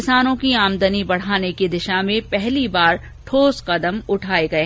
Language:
Hindi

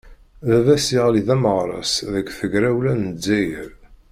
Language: Kabyle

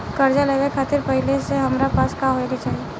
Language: Bhojpuri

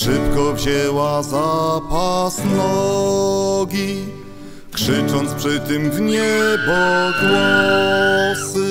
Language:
Polish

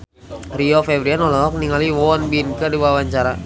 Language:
Sundanese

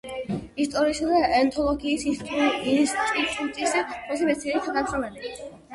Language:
Georgian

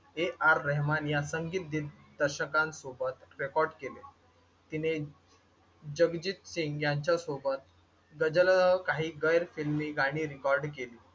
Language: Marathi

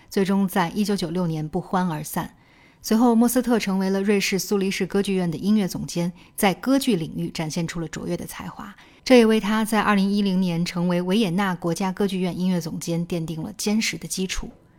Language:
Chinese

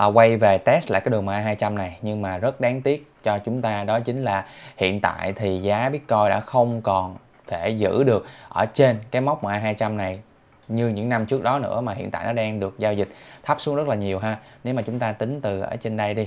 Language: Vietnamese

